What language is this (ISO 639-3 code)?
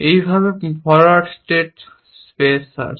ben